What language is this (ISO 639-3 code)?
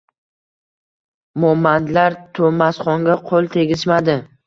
uzb